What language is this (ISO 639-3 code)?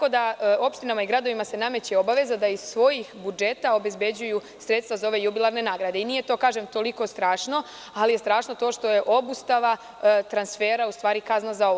srp